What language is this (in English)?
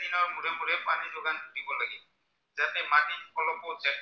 Assamese